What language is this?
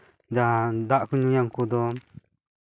Santali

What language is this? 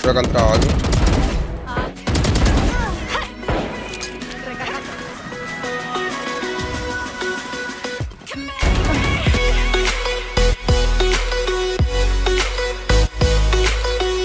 Spanish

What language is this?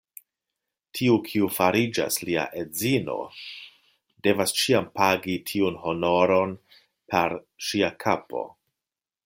Esperanto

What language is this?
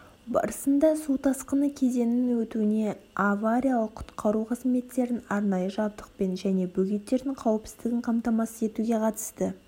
Kazakh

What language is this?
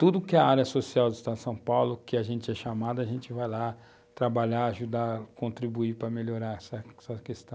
Portuguese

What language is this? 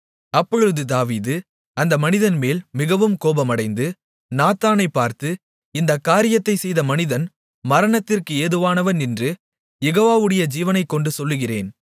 Tamil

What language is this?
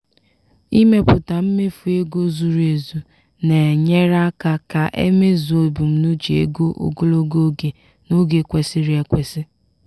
Igbo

